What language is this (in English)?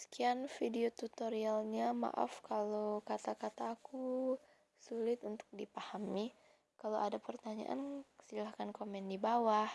Indonesian